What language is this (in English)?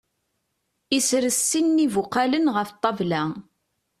Kabyle